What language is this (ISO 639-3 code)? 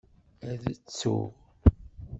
kab